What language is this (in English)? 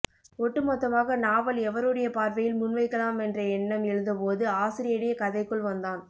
Tamil